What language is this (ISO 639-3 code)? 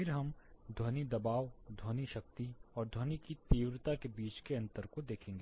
hin